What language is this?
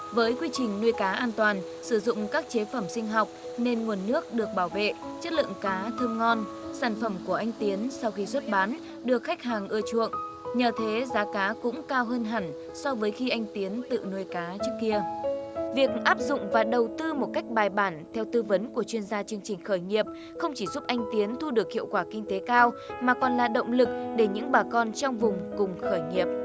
Vietnamese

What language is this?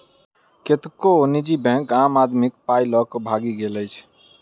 Maithili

